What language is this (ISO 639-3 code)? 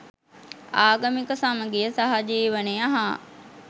sin